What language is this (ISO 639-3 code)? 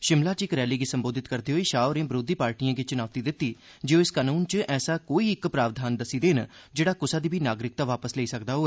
doi